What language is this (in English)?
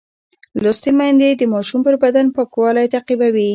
Pashto